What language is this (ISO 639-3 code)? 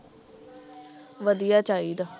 pan